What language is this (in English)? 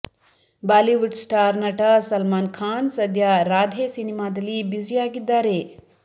Kannada